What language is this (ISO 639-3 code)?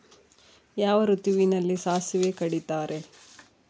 kan